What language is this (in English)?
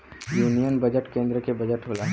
Bhojpuri